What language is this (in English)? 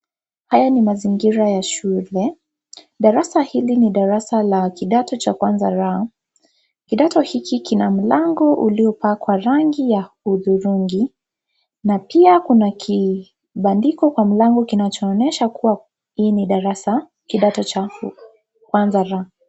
Swahili